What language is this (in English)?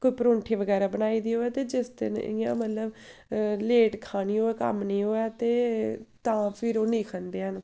Dogri